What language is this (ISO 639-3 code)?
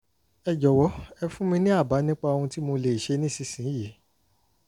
yor